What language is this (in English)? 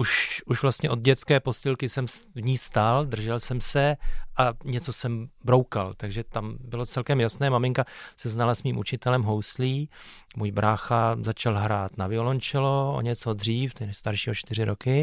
Czech